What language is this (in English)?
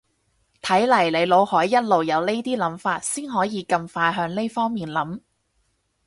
Cantonese